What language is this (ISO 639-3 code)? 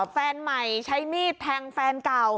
tha